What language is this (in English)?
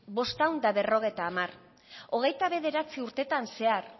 Basque